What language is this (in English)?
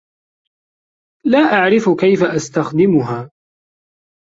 Arabic